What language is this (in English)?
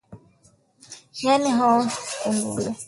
Swahili